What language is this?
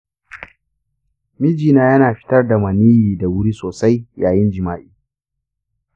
Hausa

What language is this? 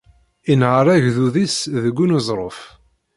Kabyle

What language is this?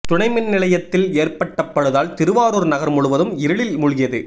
Tamil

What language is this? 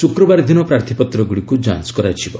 Odia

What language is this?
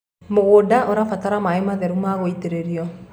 Kikuyu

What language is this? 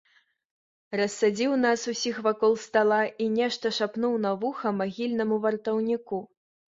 Belarusian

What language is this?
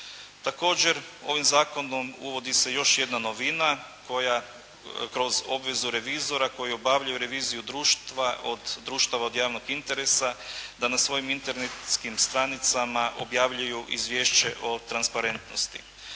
Croatian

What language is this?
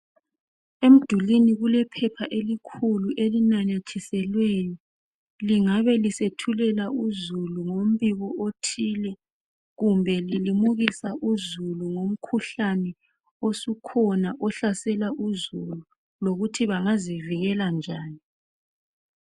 North Ndebele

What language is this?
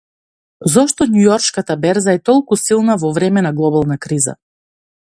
Macedonian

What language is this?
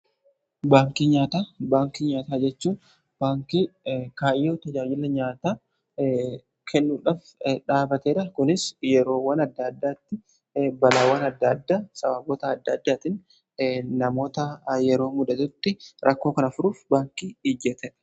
Oromo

